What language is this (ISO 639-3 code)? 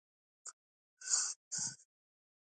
pus